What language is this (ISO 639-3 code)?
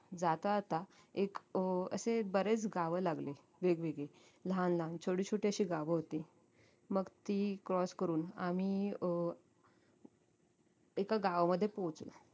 mar